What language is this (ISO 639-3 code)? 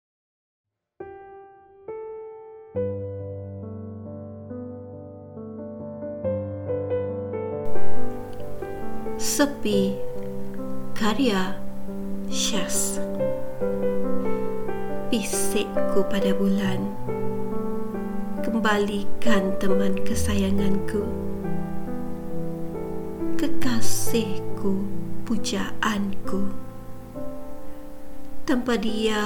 msa